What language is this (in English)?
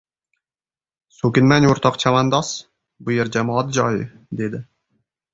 Uzbek